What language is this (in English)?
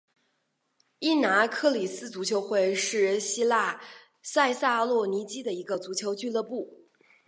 Chinese